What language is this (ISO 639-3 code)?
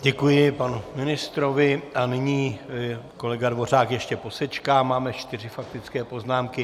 ces